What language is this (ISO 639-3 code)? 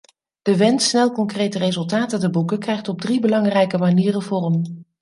nld